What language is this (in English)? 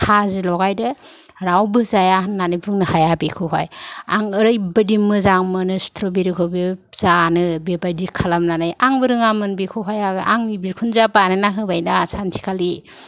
Bodo